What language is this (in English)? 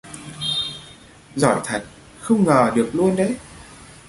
Vietnamese